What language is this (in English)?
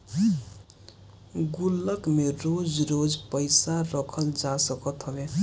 Bhojpuri